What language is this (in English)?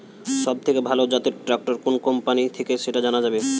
Bangla